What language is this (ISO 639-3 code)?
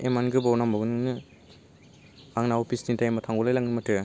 brx